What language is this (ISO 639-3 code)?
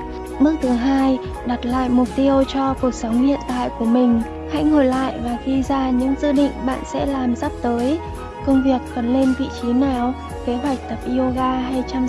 vie